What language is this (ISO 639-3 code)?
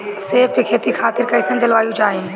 bho